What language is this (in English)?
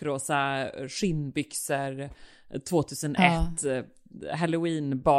Swedish